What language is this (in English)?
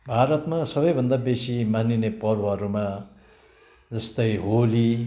Nepali